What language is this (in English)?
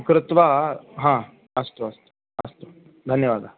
Sanskrit